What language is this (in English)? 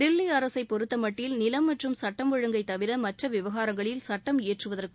Tamil